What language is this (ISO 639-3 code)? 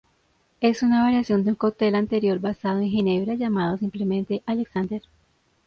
spa